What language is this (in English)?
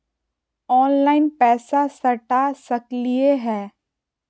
Magahi